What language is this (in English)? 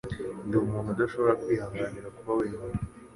Kinyarwanda